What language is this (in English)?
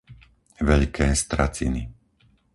Slovak